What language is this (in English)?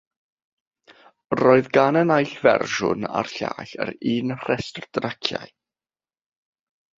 Welsh